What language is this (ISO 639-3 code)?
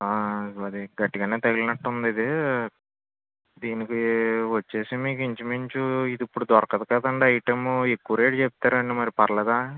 tel